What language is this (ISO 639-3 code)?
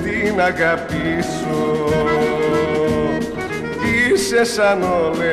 ell